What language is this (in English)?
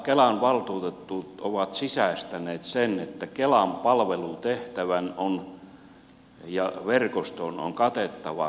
Finnish